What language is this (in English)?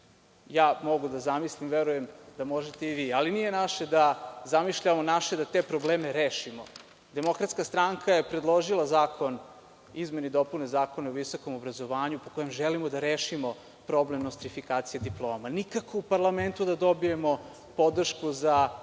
Serbian